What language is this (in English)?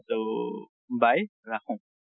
Assamese